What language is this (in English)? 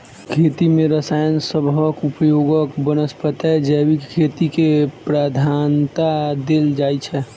Maithili